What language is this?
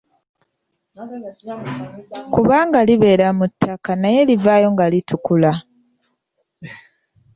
Ganda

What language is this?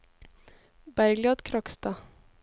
Norwegian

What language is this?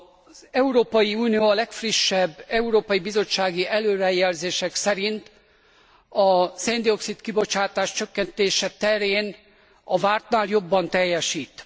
Hungarian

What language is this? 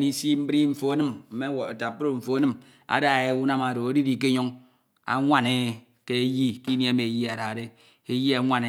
Ito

